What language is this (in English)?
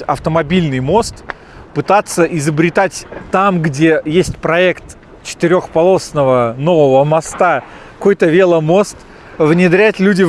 Russian